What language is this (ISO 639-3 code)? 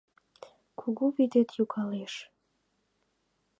chm